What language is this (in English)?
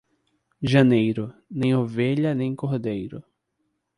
Portuguese